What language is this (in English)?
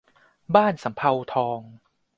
Thai